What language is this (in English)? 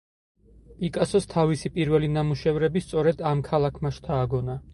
Georgian